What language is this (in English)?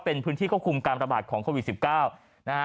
Thai